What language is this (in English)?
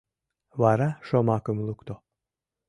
Mari